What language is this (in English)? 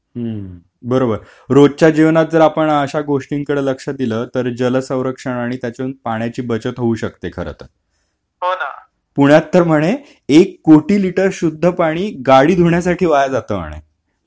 Marathi